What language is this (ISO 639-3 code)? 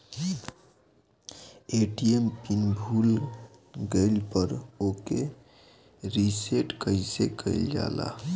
bho